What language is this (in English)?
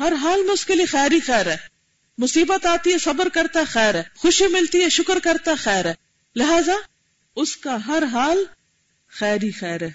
Urdu